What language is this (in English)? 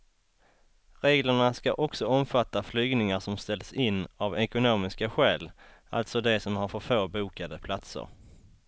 Swedish